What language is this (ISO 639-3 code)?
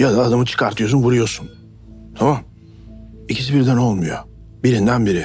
tur